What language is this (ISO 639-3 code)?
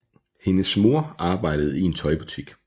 dan